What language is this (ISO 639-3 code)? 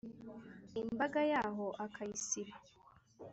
kin